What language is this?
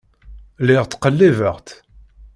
Kabyle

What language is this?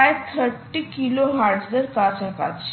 Bangla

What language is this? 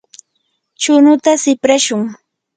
Yanahuanca Pasco Quechua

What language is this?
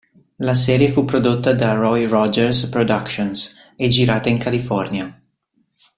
Italian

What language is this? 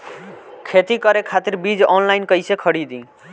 Bhojpuri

